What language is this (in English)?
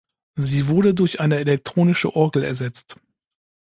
German